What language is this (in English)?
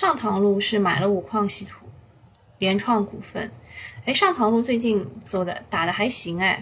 Chinese